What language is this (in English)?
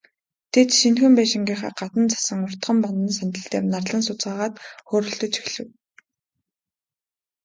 Mongolian